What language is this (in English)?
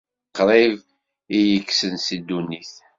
Kabyle